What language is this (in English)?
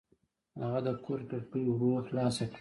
Pashto